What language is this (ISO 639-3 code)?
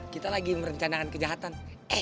ind